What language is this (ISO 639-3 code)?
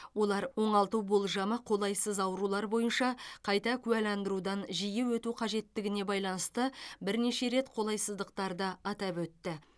kaz